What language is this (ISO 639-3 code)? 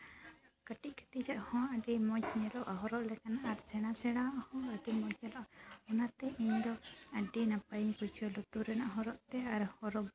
sat